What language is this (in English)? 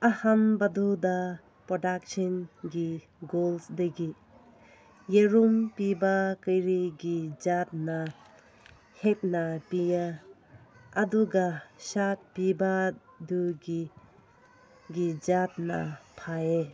Manipuri